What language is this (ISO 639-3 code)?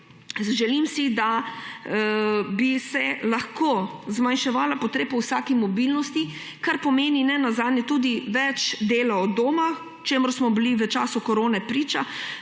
slv